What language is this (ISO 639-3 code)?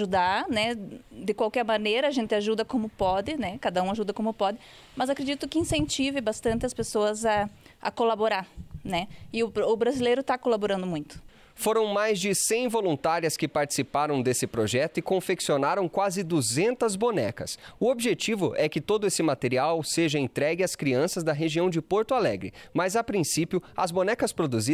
por